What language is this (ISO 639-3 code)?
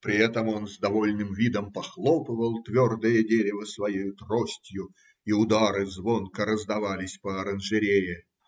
rus